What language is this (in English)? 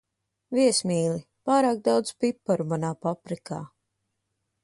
Latvian